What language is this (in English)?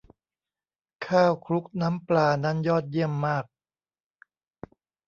Thai